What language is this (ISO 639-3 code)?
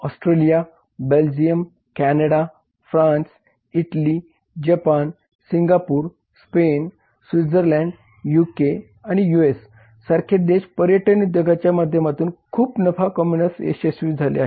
mar